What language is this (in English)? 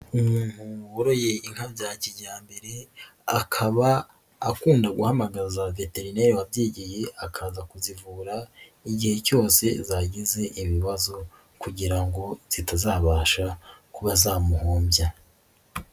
Kinyarwanda